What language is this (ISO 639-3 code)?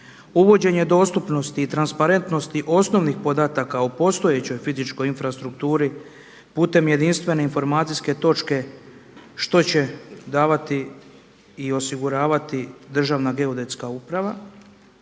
hrv